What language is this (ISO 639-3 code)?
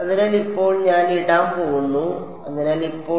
mal